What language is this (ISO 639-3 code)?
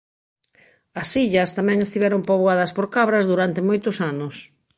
glg